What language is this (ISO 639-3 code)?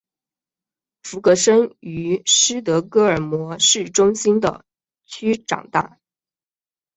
zho